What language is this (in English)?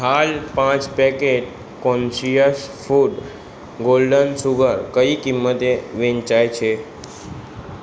Gujarati